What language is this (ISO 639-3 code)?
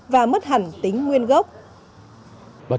vie